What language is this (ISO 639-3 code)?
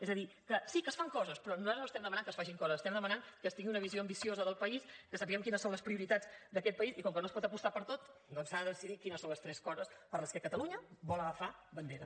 cat